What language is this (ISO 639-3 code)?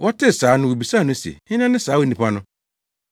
aka